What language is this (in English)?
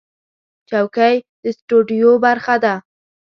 Pashto